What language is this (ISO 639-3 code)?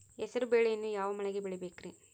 kan